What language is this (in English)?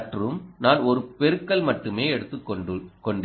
Tamil